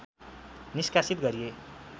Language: Nepali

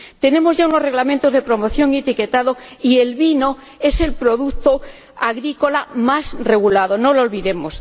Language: Spanish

